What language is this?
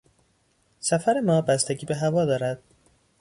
Persian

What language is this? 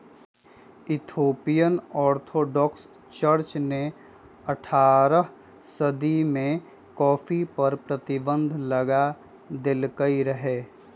Magahi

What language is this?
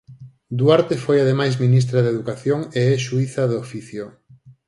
Galician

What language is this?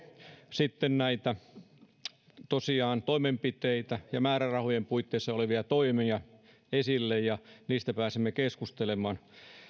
Finnish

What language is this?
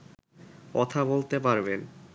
Bangla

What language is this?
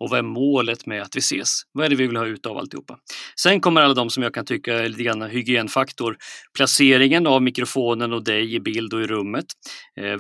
Swedish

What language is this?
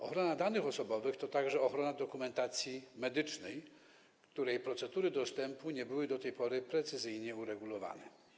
Polish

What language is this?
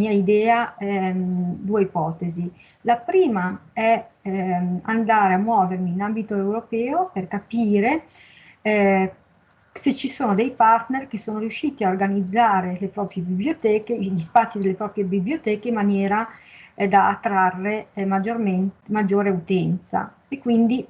Italian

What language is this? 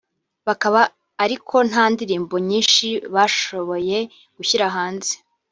Kinyarwanda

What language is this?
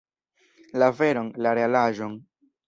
Esperanto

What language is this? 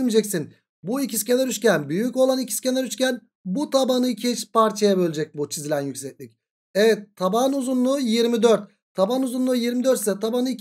Turkish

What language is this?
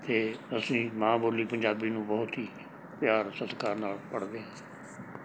Punjabi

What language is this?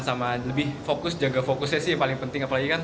Indonesian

